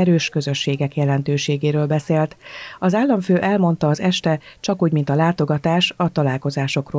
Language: Hungarian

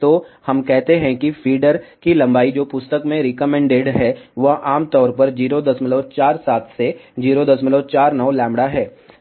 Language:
Hindi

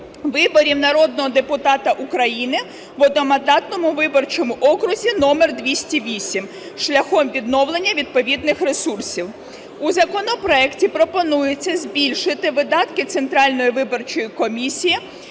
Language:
Ukrainian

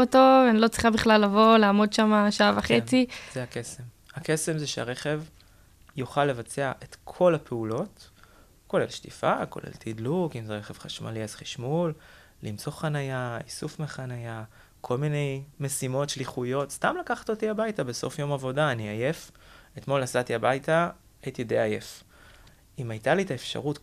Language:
Hebrew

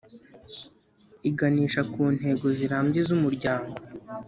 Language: Kinyarwanda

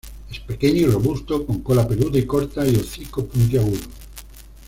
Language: Spanish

